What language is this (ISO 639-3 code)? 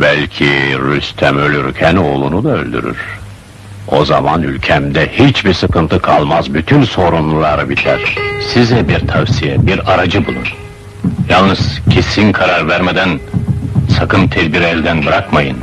tur